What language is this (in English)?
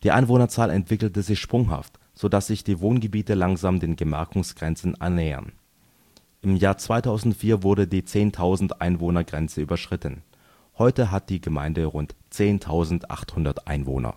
German